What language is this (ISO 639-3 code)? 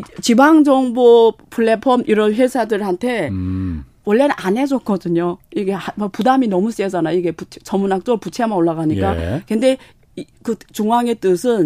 kor